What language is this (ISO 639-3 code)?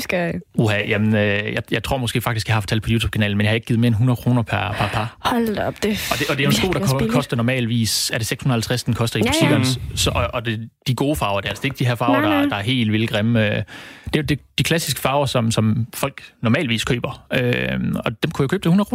dan